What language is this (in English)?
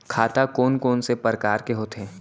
Chhattisgarhi